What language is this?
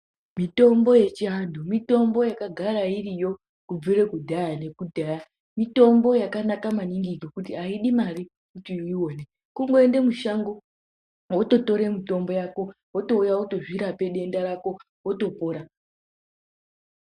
Ndau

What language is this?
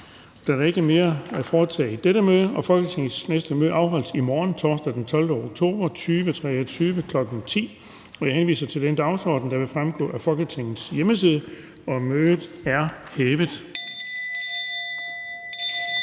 Danish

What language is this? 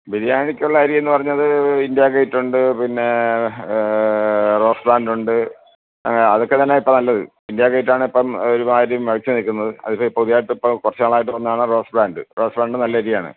Malayalam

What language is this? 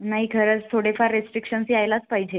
Marathi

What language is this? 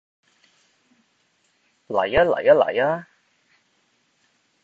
Cantonese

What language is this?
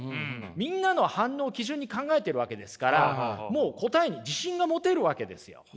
Japanese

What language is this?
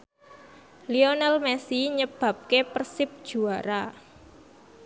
Javanese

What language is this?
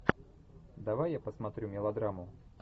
Russian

